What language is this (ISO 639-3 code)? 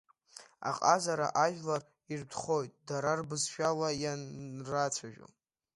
abk